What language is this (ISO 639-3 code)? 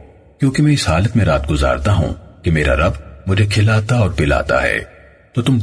urd